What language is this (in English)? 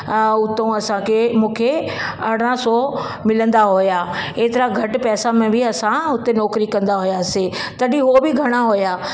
Sindhi